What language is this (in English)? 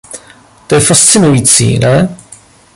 Czech